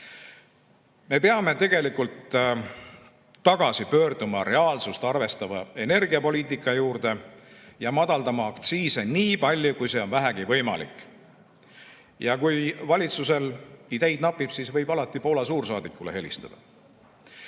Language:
Estonian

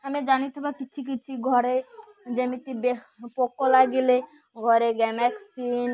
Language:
Odia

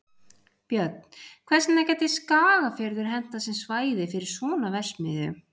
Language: Icelandic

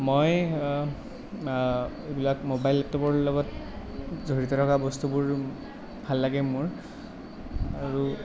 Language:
Assamese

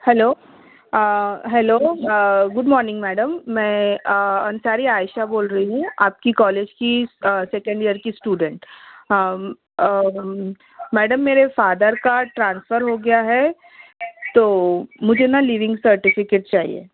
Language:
Urdu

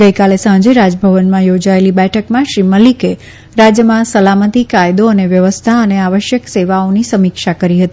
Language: Gujarati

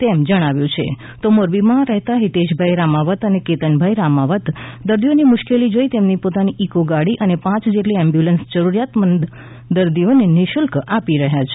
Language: Gujarati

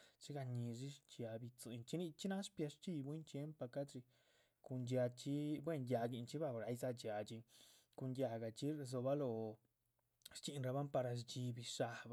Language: Chichicapan Zapotec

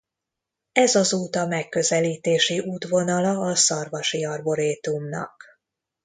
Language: Hungarian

